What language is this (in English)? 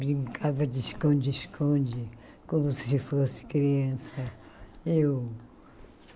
Portuguese